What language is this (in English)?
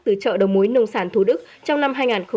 Vietnamese